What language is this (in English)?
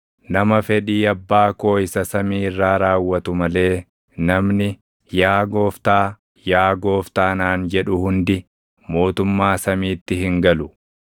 Oromo